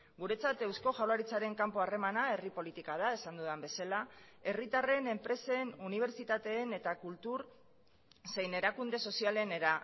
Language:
Basque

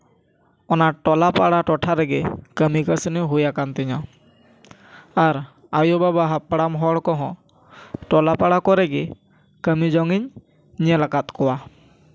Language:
Santali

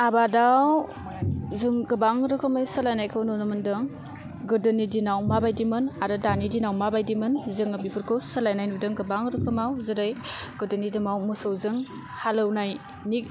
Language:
Bodo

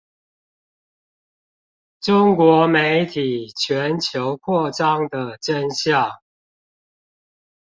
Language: Chinese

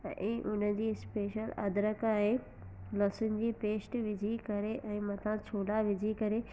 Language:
Sindhi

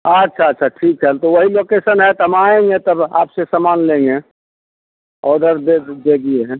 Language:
Hindi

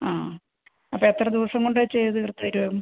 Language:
Malayalam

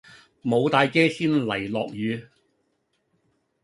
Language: Cantonese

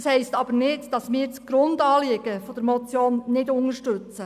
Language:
Swiss German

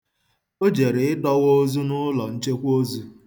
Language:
Igbo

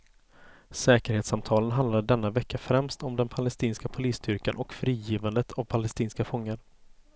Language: Swedish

